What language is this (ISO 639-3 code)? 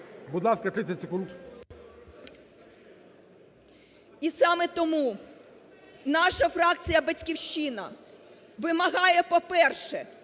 ukr